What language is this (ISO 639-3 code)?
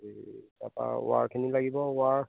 asm